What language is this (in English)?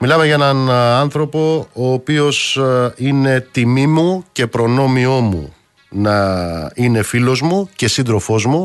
Greek